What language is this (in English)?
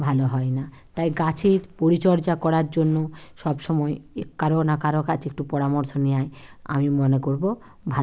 Bangla